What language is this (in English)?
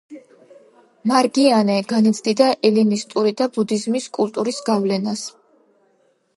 Georgian